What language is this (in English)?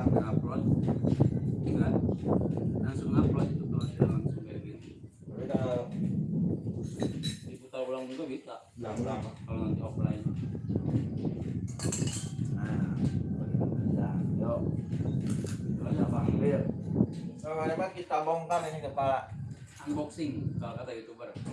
Indonesian